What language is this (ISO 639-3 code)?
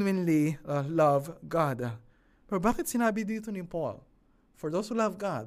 fil